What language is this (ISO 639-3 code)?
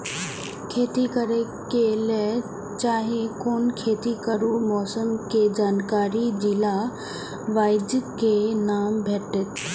mai